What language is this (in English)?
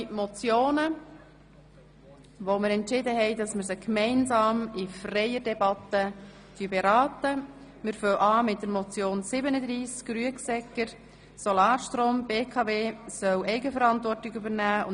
Swiss German